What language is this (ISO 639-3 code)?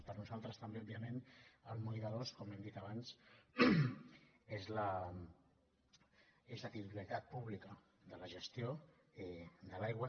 cat